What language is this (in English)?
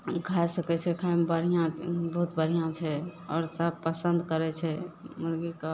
Maithili